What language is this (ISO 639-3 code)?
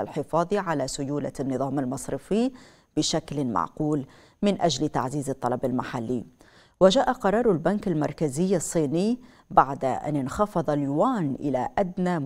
ara